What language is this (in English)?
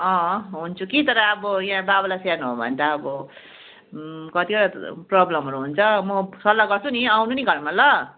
Nepali